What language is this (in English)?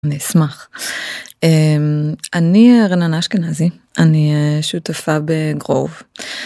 Hebrew